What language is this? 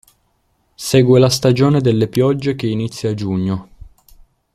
Italian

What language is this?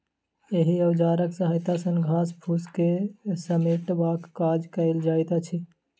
Maithili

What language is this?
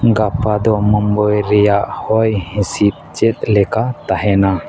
Santali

